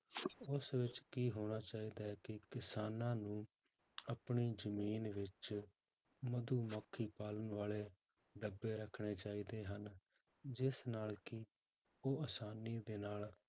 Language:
Punjabi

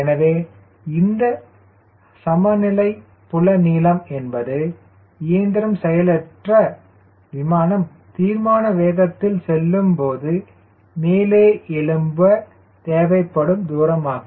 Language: Tamil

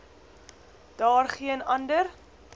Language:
Afrikaans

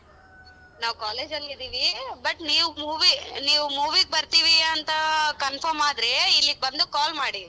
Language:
Kannada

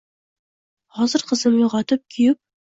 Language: Uzbek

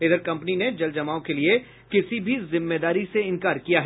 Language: Hindi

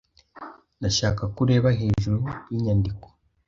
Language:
Kinyarwanda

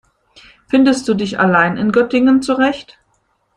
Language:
German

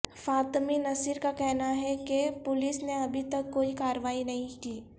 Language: Urdu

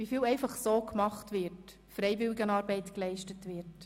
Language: Swiss German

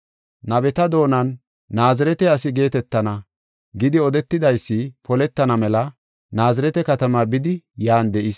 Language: Gofa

